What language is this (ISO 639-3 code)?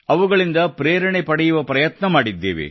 kan